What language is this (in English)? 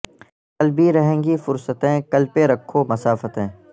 Urdu